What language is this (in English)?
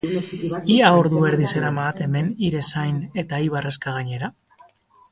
Basque